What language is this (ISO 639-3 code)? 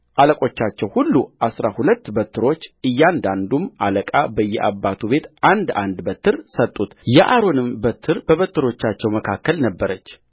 amh